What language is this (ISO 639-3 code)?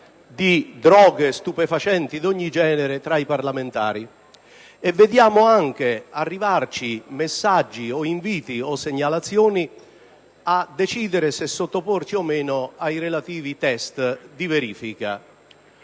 ita